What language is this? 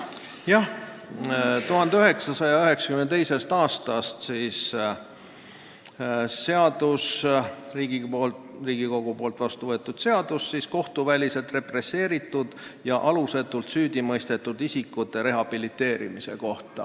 Estonian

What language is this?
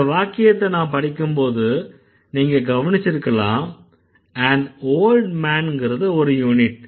Tamil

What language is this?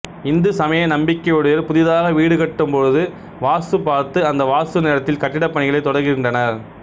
Tamil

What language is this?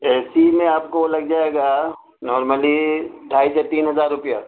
Urdu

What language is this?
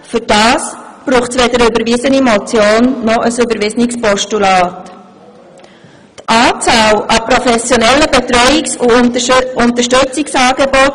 Swiss German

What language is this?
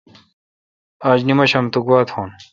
Kalkoti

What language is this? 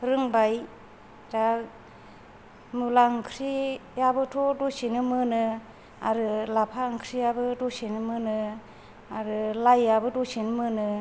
Bodo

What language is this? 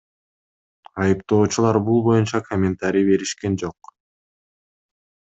Kyrgyz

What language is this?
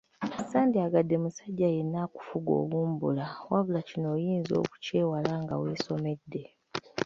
Ganda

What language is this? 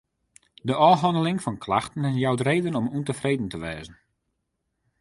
Western Frisian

